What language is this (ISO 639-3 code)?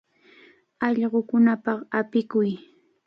qvl